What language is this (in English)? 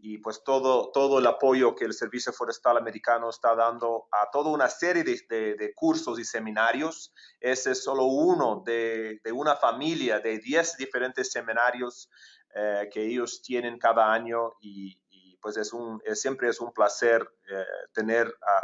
Spanish